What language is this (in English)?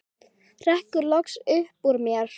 Icelandic